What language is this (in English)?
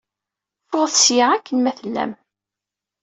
Kabyle